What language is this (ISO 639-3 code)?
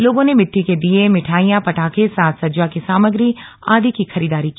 hin